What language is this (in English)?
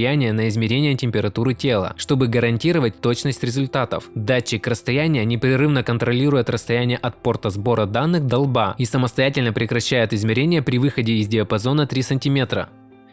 Russian